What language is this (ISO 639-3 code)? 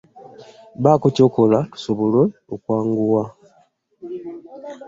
lug